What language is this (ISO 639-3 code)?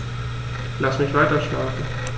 deu